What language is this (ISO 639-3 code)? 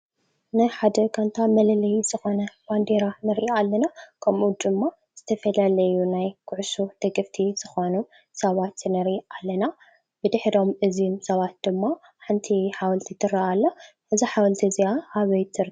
tir